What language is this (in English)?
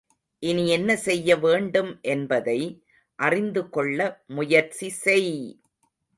Tamil